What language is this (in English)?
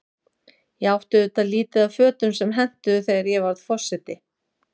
Icelandic